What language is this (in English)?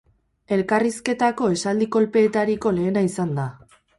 Basque